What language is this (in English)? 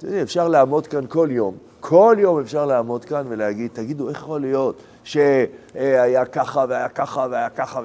Hebrew